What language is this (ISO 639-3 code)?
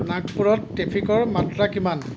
asm